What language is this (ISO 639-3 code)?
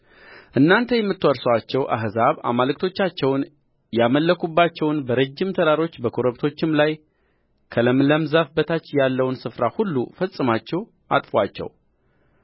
amh